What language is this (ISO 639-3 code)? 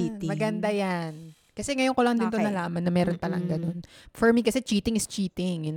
fil